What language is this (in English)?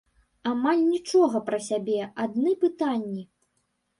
Belarusian